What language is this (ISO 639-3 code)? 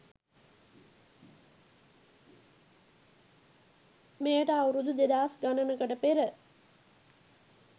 sin